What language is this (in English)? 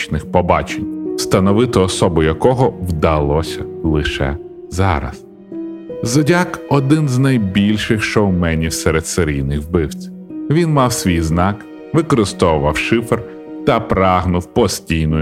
Ukrainian